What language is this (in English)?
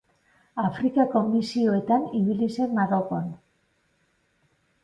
Basque